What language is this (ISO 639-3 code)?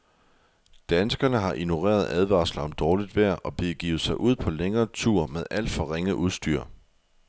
dan